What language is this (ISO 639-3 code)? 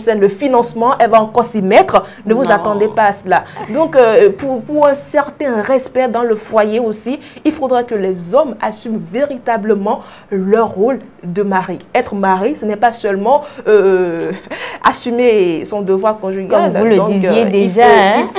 fra